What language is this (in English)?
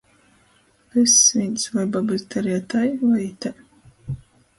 Latgalian